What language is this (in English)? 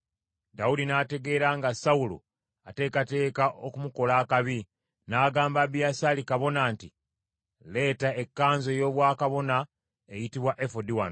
Ganda